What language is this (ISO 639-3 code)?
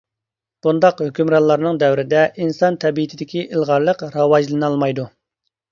uig